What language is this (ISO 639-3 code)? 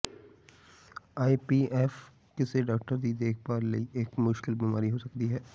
pan